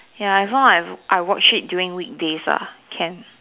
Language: English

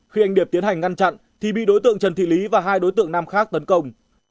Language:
Vietnamese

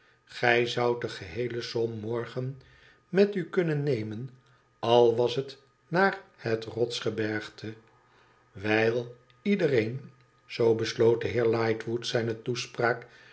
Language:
Dutch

